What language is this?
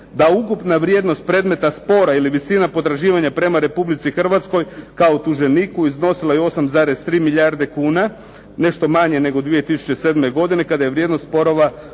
Croatian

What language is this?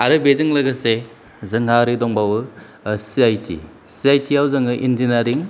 Bodo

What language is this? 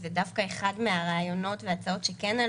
Hebrew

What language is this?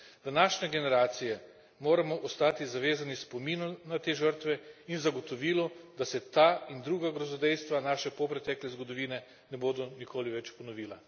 Slovenian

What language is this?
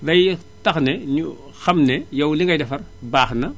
Wolof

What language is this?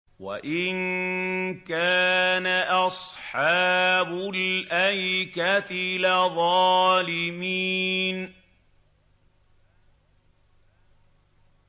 Arabic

